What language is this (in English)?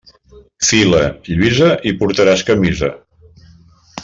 Catalan